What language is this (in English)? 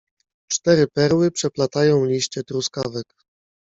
Polish